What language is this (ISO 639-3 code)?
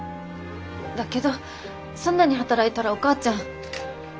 jpn